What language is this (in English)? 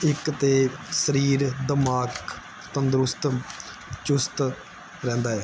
Punjabi